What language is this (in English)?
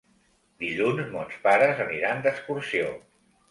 Catalan